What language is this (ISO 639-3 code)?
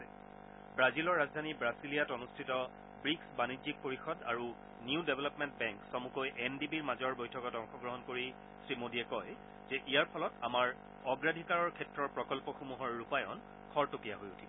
asm